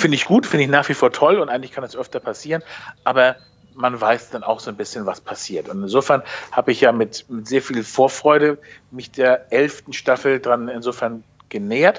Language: German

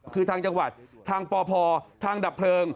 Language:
Thai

